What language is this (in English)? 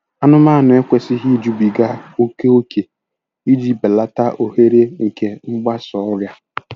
Igbo